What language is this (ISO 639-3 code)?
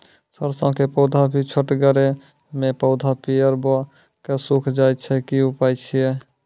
mai